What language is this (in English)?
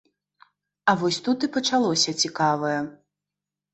Belarusian